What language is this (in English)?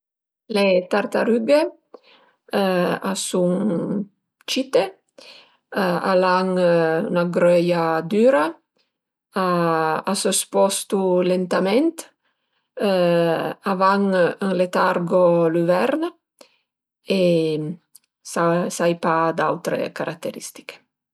Piedmontese